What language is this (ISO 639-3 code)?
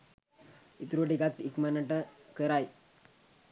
sin